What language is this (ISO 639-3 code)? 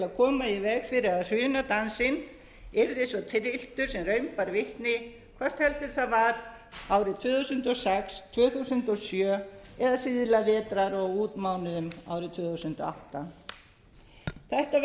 isl